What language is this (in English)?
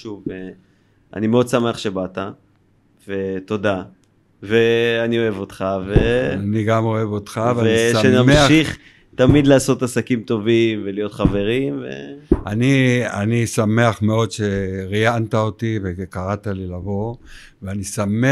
Hebrew